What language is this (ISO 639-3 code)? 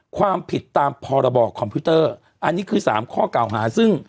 tha